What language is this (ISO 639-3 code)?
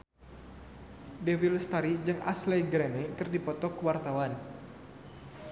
sun